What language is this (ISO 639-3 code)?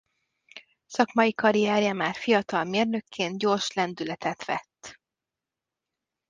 hun